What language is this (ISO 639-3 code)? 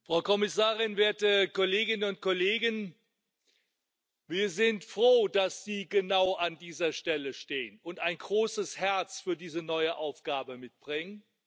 deu